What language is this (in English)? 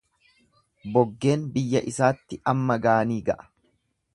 Oromo